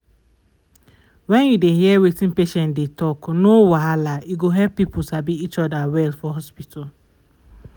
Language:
Nigerian Pidgin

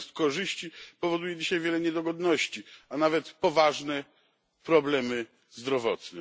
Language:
Polish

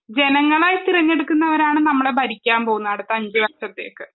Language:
Malayalam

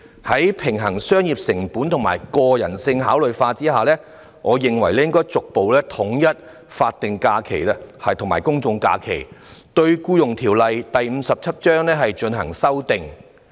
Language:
Cantonese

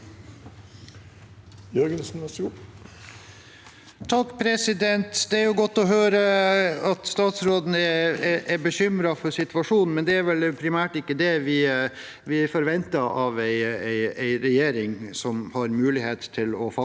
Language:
Norwegian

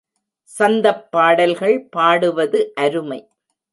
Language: Tamil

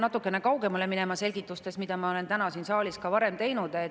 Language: Estonian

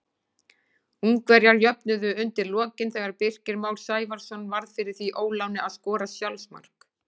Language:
Icelandic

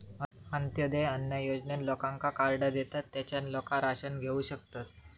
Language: Marathi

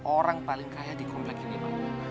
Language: Indonesian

